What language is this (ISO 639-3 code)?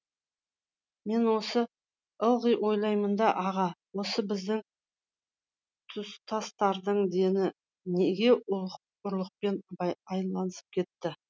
kaz